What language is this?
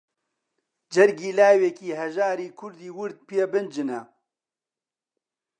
Central Kurdish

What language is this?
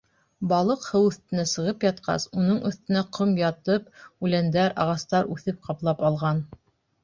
Bashkir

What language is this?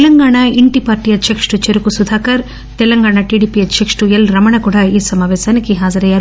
Telugu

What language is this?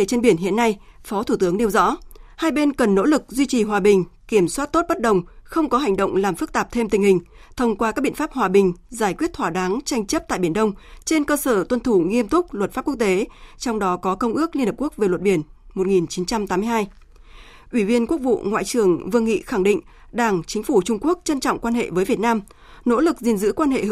Vietnamese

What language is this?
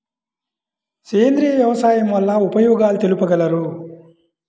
Telugu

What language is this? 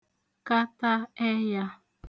Igbo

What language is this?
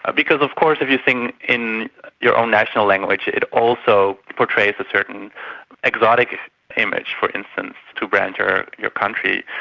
English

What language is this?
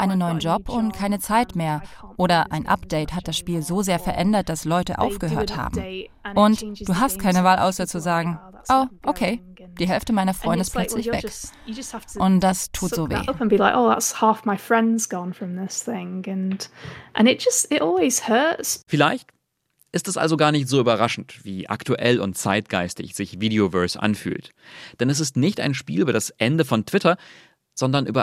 German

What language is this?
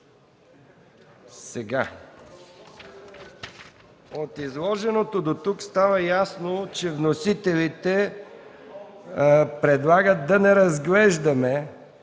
Bulgarian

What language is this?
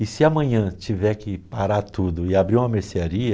Portuguese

